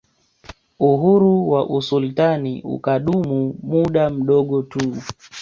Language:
Swahili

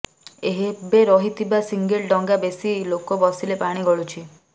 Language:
Odia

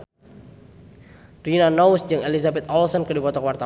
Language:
Sundanese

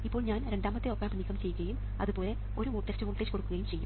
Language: Malayalam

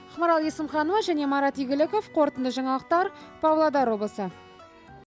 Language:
Kazakh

